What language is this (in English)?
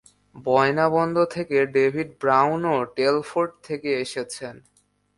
Bangla